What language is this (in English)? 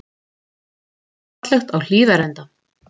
Icelandic